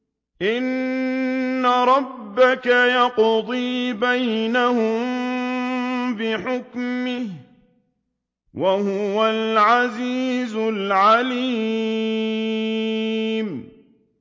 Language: Arabic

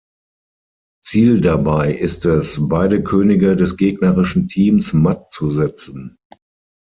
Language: German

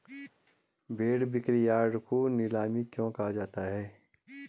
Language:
Hindi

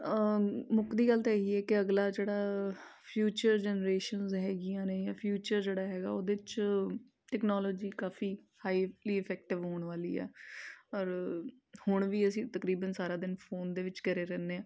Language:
Punjabi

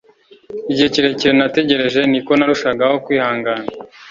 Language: Kinyarwanda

